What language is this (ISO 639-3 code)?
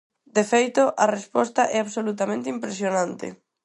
glg